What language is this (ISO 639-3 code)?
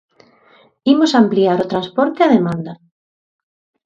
glg